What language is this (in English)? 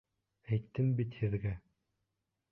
Bashkir